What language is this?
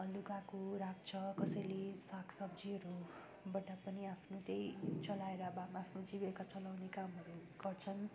Nepali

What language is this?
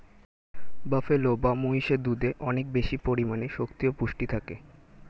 Bangla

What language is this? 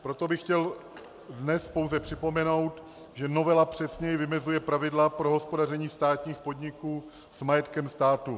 Czech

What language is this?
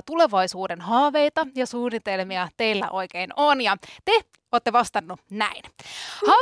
Finnish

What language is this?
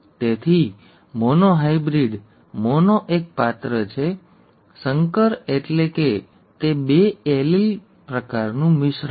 Gujarati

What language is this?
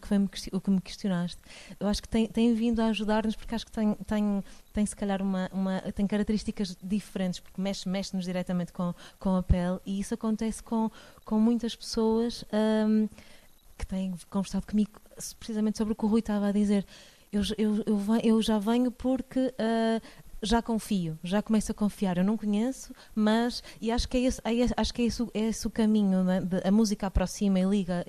Portuguese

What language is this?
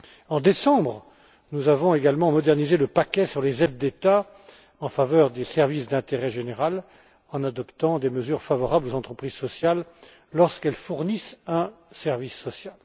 French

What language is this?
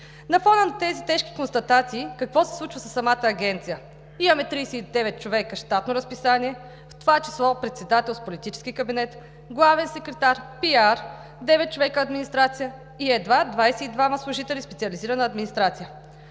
Bulgarian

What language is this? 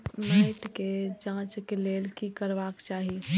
Maithili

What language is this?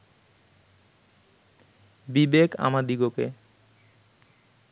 Bangla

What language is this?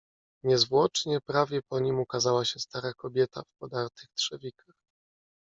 Polish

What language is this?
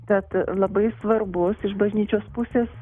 Lithuanian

